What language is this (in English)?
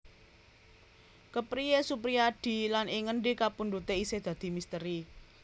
Javanese